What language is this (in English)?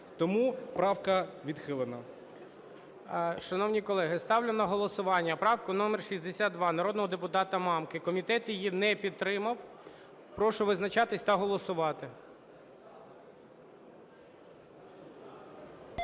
Ukrainian